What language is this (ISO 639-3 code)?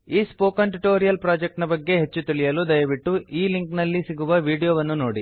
kan